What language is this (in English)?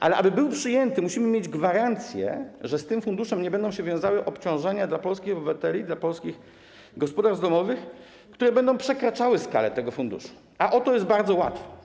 Polish